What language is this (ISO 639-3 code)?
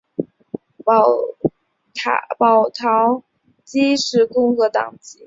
zho